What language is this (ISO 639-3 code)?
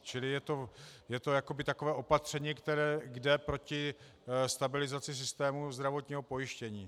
ces